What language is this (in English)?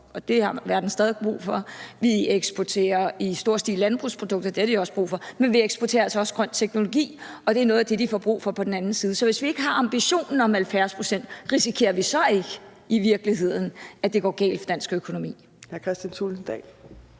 Danish